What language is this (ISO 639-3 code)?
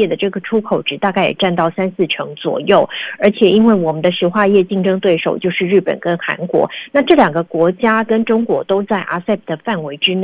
zho